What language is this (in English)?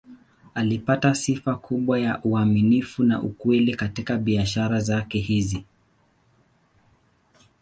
Swahili